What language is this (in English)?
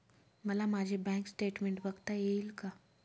Marathi